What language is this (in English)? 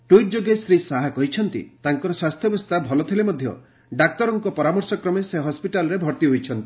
Odia